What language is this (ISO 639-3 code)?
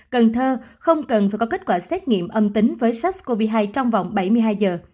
vie